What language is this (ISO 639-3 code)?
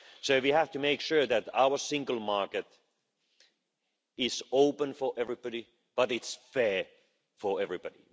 eng